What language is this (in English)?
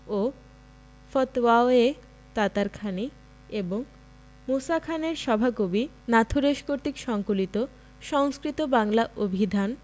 Bangla